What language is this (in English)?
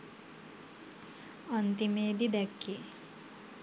Sinhala